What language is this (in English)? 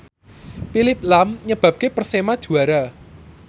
Javanese